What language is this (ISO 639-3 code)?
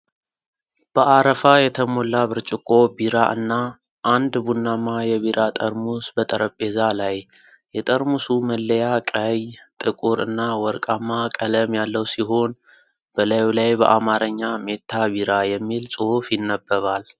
amh